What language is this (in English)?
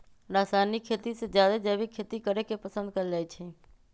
Magahi